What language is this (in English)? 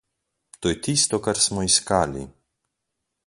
Slovenian